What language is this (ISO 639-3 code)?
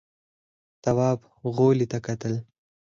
pus